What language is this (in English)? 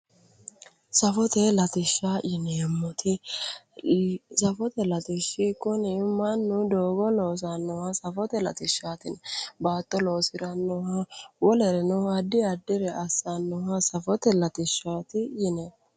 Sidamo